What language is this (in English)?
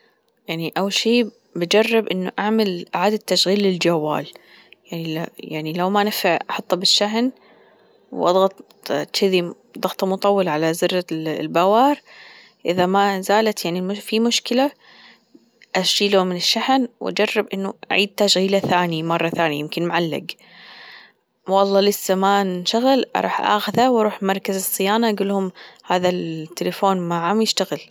Gulf Arabic